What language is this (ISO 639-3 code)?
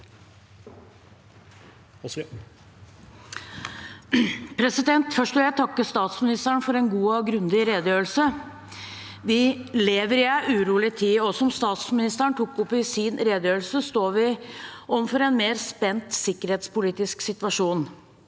nor